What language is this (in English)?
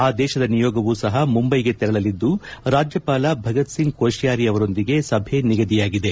Kannada